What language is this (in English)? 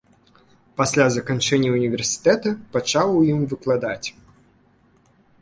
Belarusian